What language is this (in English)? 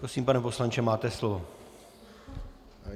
Czech